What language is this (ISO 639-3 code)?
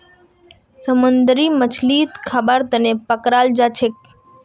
mag